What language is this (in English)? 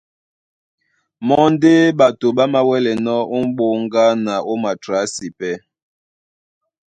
Duala